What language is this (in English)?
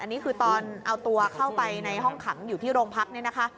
Thai